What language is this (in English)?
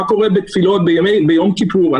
Hebrew